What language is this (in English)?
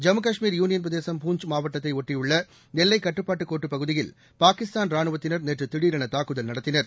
Tamil